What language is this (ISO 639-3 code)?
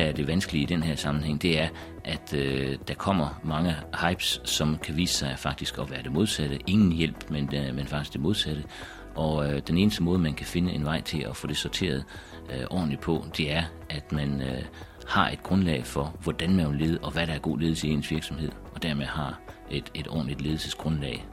dan